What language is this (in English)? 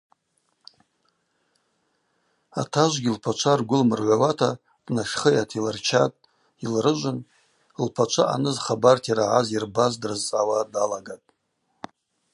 Abaza